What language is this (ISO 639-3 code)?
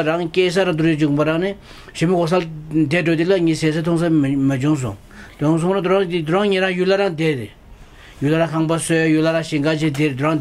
kor